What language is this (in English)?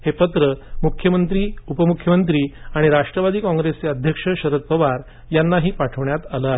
Marathi